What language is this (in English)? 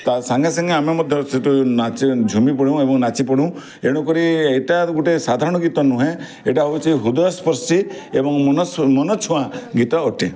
Odia